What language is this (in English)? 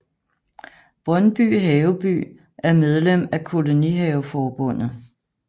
Danish